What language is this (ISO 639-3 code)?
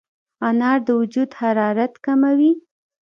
pus